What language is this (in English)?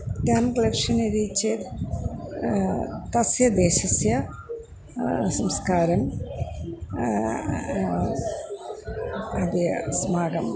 Sanskrit